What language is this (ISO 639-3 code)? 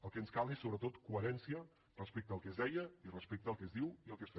cat